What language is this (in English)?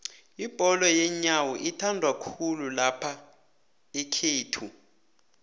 South Ndebele